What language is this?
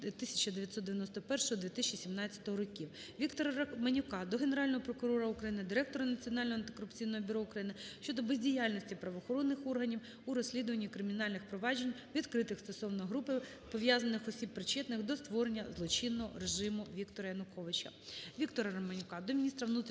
Ukrainian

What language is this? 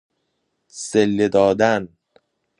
Persian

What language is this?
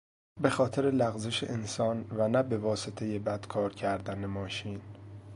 Persian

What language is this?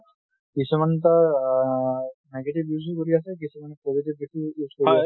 Assamese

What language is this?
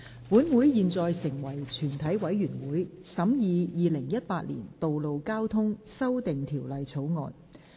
Cantonese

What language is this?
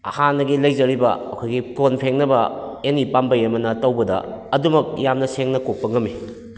Manipuri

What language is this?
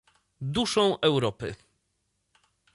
Polish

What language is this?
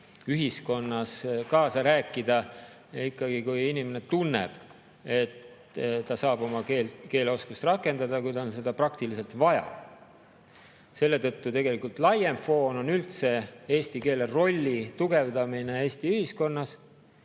Estonian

